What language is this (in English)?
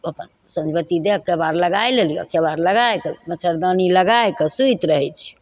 Maithili